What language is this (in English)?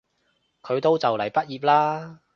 Cantonese